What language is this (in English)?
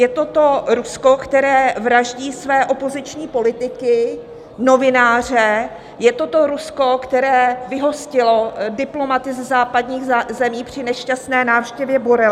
Czech